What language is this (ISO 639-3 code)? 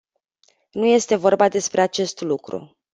ron